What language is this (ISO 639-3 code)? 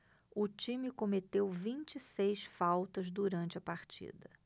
por